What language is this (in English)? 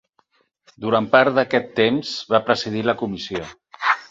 Catalan